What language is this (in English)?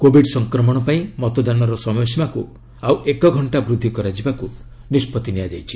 Odia